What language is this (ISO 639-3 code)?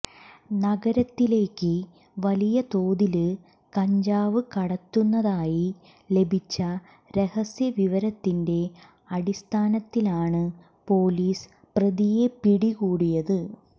mal